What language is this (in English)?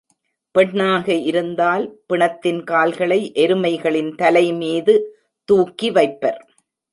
Tamil